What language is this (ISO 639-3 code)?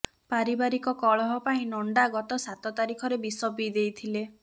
ori